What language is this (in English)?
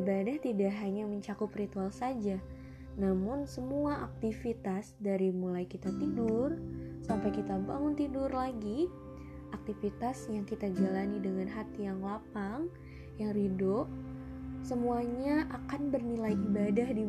Indonesian